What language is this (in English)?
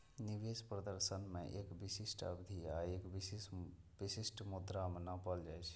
Maithili